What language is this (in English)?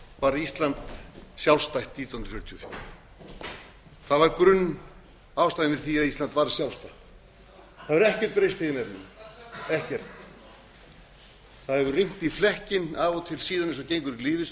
Icelandic